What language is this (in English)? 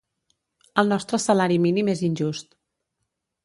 Catalan